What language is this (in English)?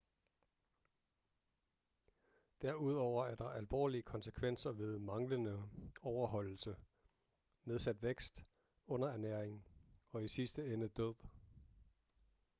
Danish